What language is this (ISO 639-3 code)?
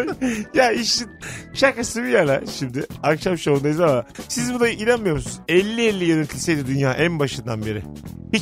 tur